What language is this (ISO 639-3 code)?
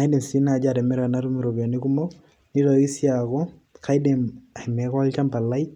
mas